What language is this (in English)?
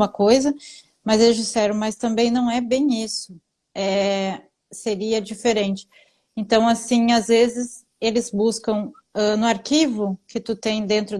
Portuguese